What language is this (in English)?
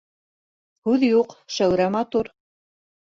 Bashkir